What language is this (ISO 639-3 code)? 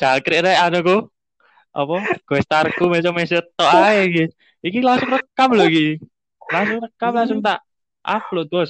ind